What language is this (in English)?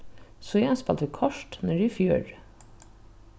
Faroese